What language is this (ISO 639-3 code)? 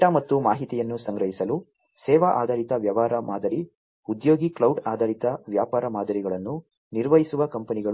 kan